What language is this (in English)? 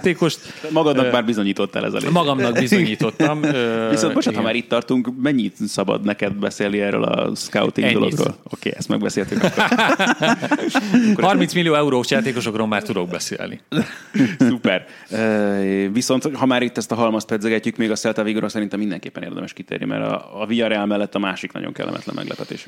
Hungarian